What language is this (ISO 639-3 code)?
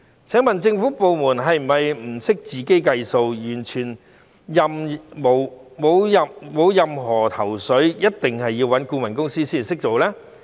yue